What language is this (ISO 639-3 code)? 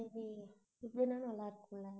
tam